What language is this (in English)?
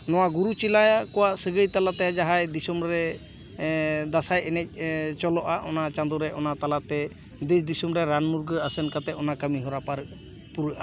Santali